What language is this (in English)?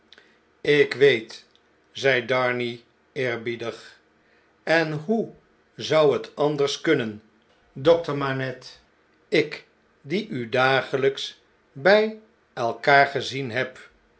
Dutch